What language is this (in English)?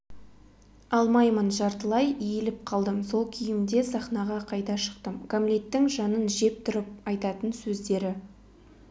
Kazakh